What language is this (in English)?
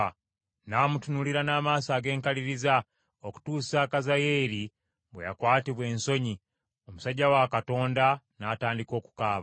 Ganda